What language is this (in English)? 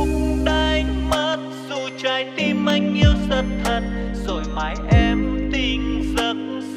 Vietnamese